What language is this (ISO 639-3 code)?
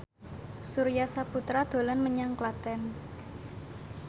jav